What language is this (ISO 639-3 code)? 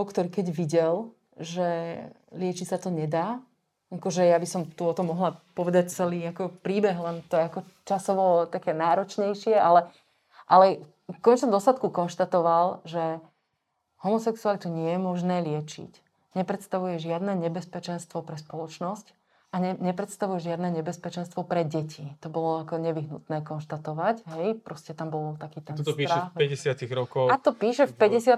slk